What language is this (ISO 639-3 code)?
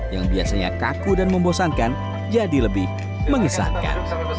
ind